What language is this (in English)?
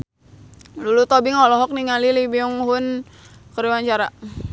Sundanese